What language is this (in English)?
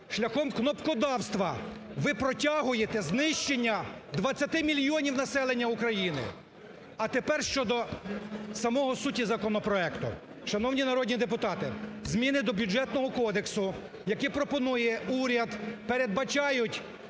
Ukrainian